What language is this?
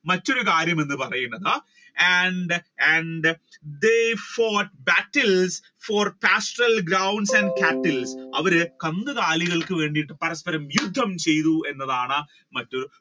Malayalam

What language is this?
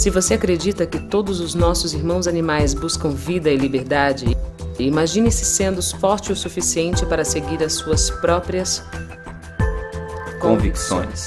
Portuguese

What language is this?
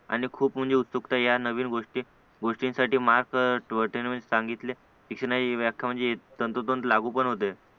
Marathi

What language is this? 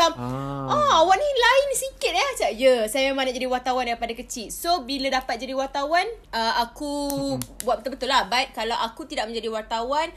Malay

